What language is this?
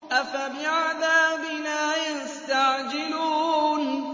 Arabic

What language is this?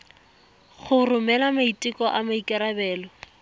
Tswana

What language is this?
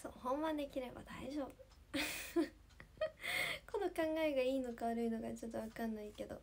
Japanese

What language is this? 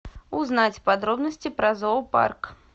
Russian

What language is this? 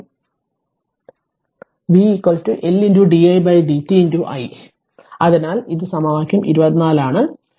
Malayalam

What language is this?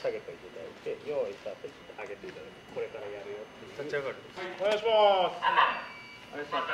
Japanese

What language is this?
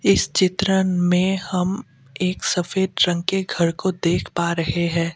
Hindi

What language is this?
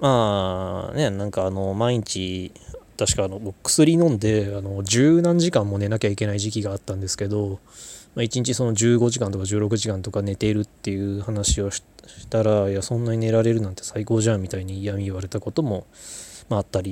Japanese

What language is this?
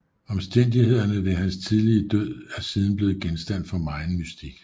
Danish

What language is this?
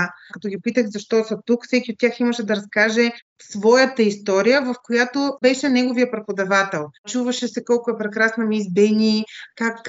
Bulgarian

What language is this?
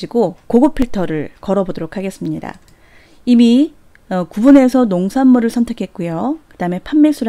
Korean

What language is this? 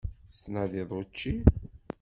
Kabyle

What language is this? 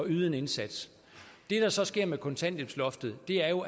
Danish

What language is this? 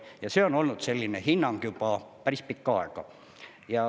Estonian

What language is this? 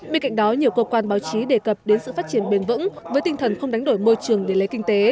Vietnamese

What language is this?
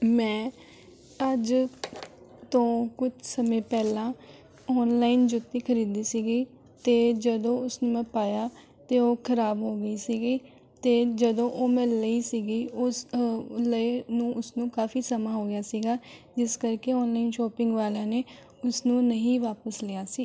Punjabi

